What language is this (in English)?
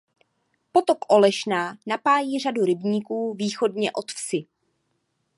Czech